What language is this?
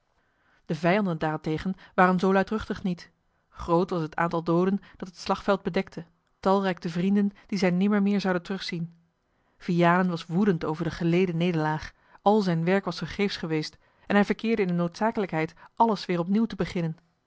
Dutch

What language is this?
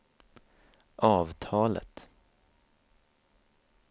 Swedish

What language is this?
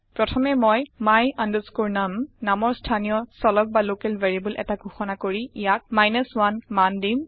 Assamese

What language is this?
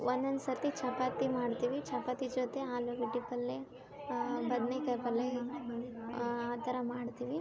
Kannada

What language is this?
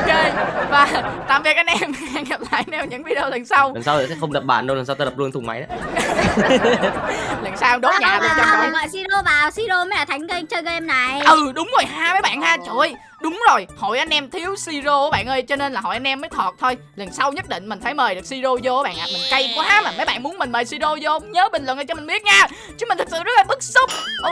Vietnamese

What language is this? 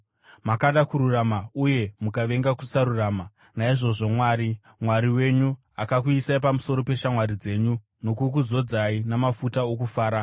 Shona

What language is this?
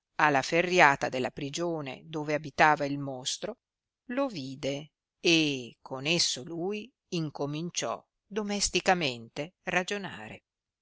Italian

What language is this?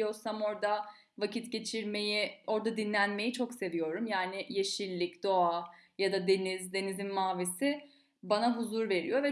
Turkish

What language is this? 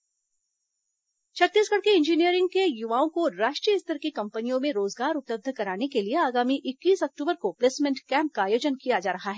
Hindi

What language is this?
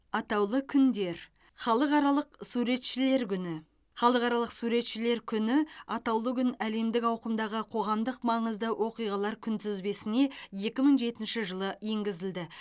Kazakh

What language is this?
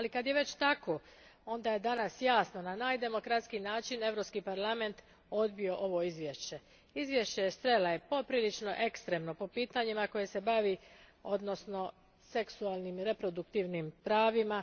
Croatian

